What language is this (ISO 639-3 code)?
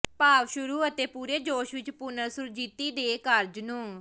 pan